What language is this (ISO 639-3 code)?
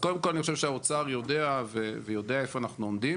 heb